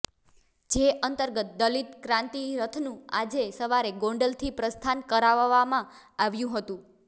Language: Gujarati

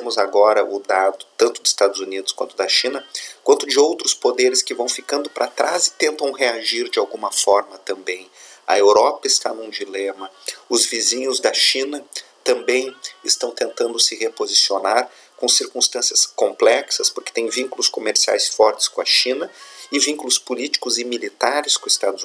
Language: Portuguese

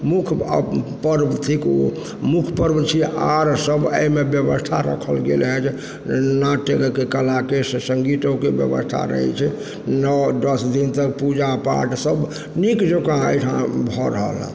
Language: Maithili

